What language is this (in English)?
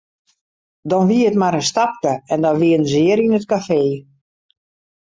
Western Frisian